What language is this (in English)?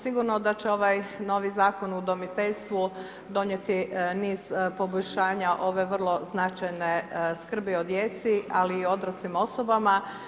Croatian